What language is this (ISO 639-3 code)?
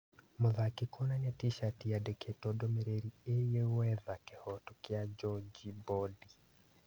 kik